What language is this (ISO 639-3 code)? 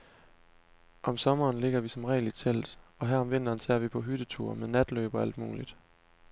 dan